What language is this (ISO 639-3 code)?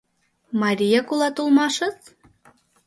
chm